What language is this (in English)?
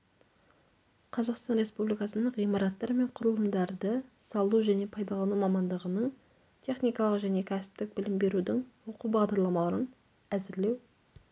Kazakh